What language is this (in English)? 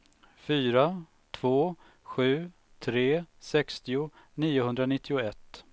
Swedish